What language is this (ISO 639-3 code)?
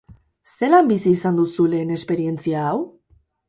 eus